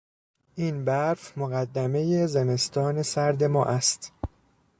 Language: Persian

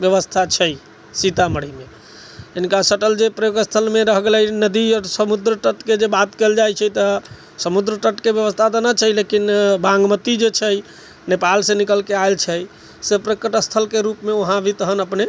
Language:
Maithili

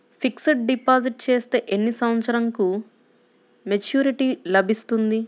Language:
Telugu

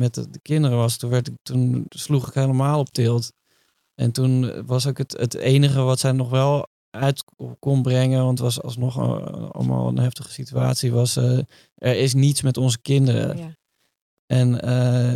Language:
Dutch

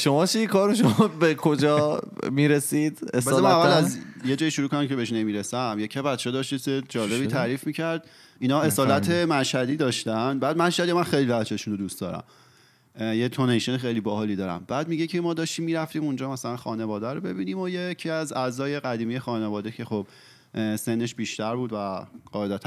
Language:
Persian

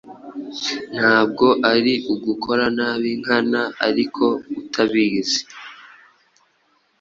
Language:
Kinyarwanda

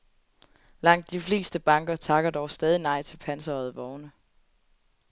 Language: Danish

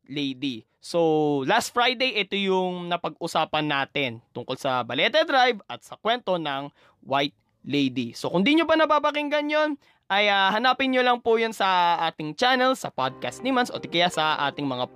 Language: Filipino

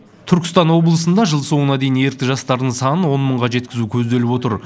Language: Kazakh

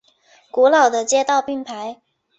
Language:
Chinese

